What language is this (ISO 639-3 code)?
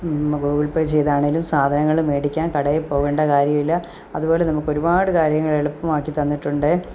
mal